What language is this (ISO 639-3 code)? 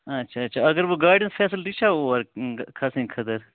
kas